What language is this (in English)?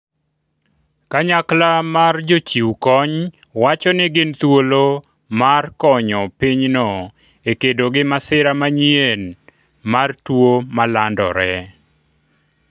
Luo (Kenya and Tanzania)